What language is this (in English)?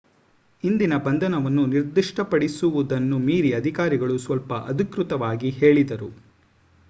Kannada